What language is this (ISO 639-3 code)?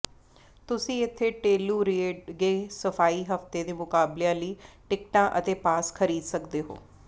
pan